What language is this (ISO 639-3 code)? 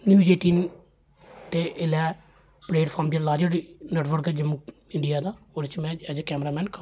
doi